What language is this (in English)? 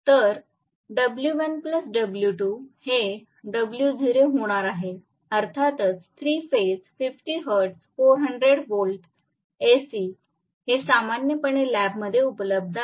Marathi